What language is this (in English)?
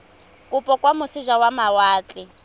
Tswana